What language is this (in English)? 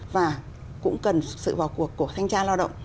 Vietnamese